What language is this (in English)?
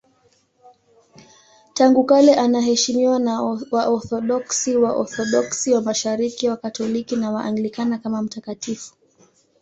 Swahili